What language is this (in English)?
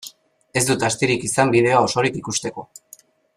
Basque